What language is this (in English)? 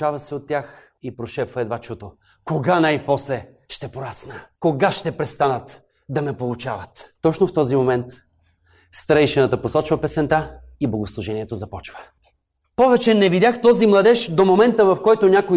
Bulgarian